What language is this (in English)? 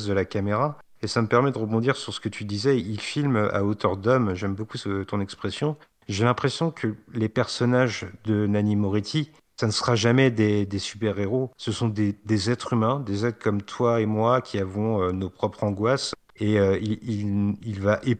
French